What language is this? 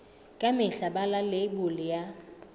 Southern Sotho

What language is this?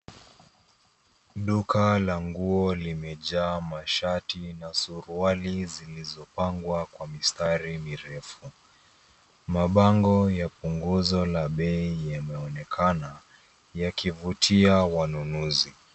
Swahili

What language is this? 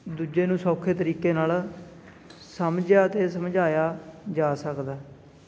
Punjabi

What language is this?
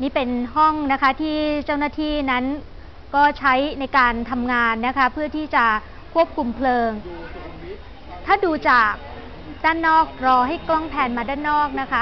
Thai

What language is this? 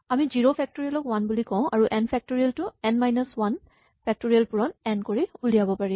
Assamese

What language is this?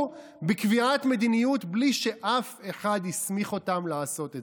Hebrew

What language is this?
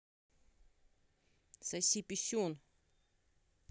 Russian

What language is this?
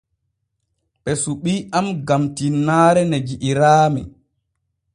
Borgu Fulfulde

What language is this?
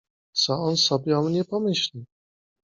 Polish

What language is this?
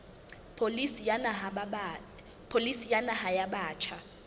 Southern Sotho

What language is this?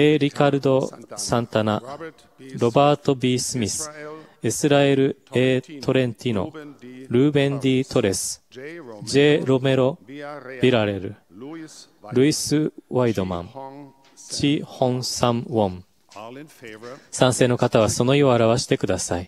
Japanese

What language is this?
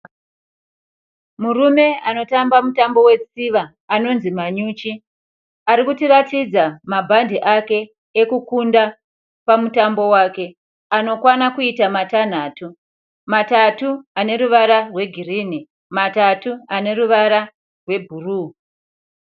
Shona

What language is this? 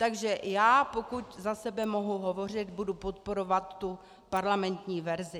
Czech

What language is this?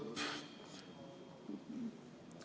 Estonian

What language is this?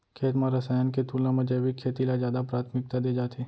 Chhattisgarhi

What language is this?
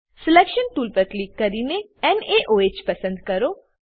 Gujarati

